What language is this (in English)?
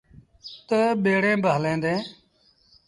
Sindhi Bhil